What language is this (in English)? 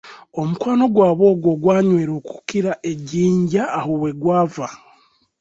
Ganda